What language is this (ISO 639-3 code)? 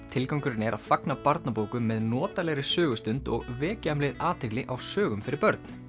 isl